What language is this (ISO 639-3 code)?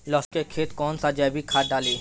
bho